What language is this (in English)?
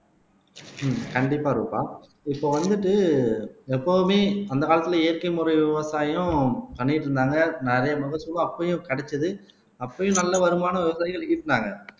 Tamil